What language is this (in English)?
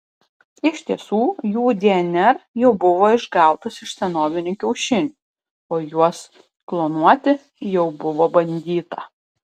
Lithuanian